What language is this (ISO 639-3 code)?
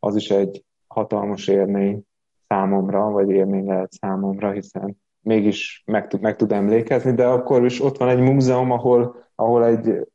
hun